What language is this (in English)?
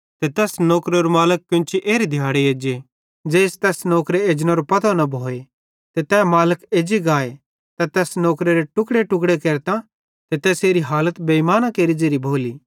Bhadrawahi